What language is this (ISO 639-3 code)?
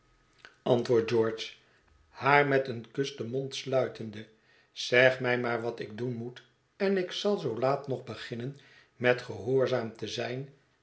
nld